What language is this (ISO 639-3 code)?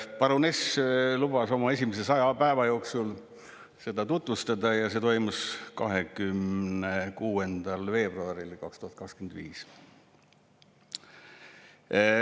est